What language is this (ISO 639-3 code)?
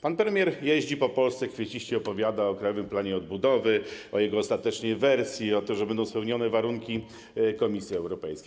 pol